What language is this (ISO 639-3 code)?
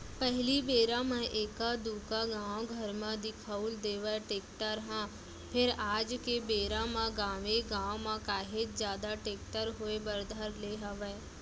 hne